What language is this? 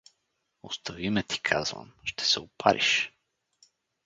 Bulgarian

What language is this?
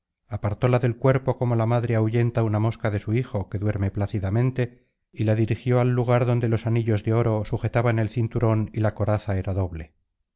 Spanish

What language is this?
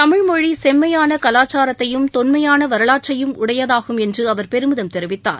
Tamil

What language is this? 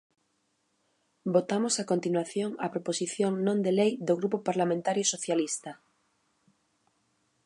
Galician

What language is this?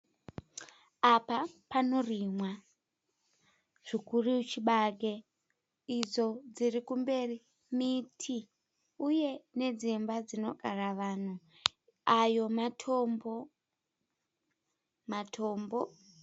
Shona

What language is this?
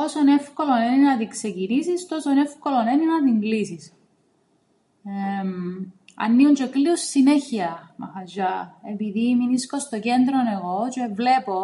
Greek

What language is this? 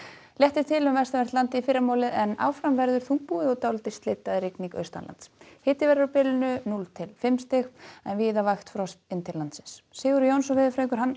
Icelandic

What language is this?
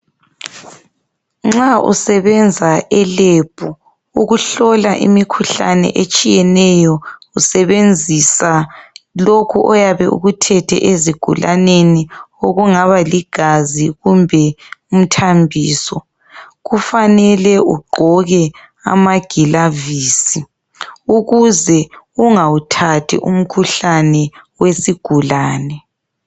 North Ndebele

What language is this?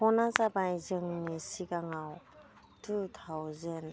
Bodo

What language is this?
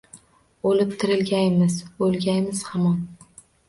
Uzbek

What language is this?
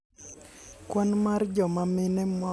Luo (Kenya and Tanzania)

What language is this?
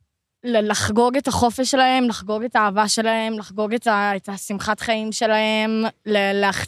Hebrew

